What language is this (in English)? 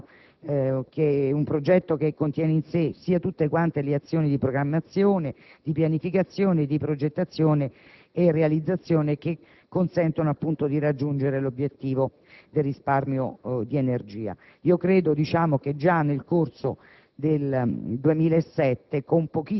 Italian